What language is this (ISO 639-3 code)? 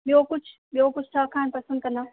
snd